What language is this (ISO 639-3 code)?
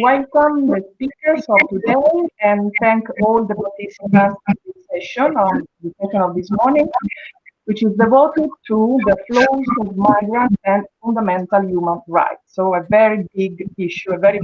eng